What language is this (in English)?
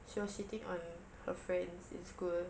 English